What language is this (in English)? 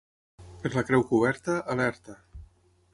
Catalan